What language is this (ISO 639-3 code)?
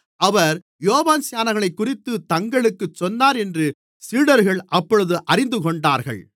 tam